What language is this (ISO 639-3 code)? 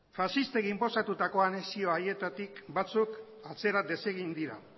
eus